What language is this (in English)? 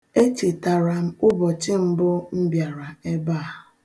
Igbo